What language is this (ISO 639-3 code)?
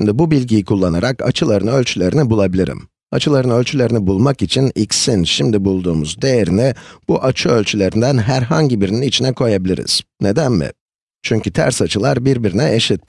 tur